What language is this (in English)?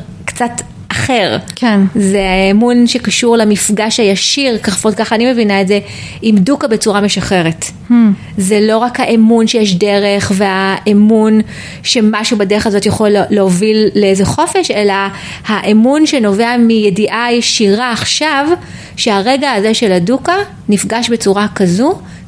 Hebrew